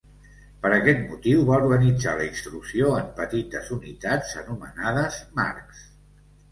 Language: Catalan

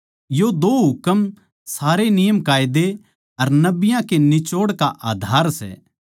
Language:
Haryanvi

